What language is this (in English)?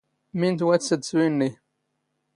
Standard Moroccan Tamazight